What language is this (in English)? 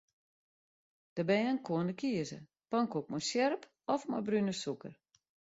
Western Frisian